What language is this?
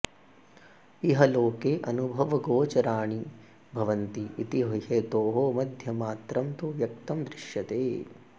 Sanskrit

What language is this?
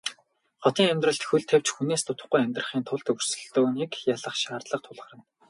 Mongolian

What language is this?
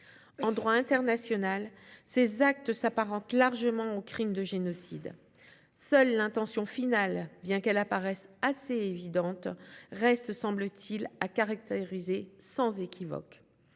French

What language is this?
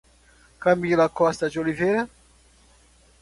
Portuguese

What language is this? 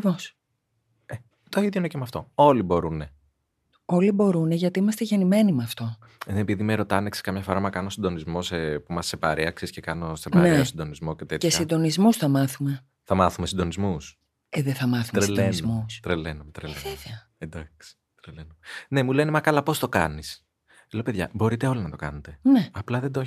Greek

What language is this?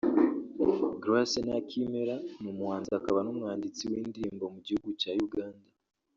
Kinyarwanda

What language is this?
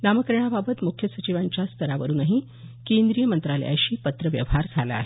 Marathi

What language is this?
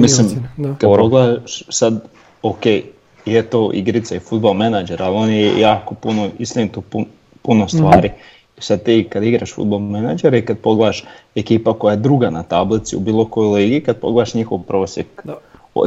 Croatian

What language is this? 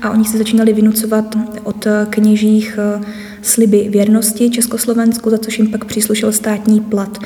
Czech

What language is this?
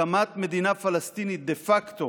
Hebrew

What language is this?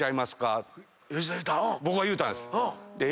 Japanese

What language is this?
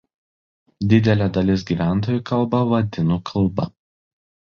Lithuanian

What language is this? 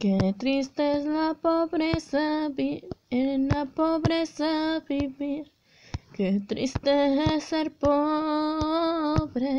Spanish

